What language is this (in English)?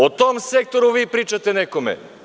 Serbian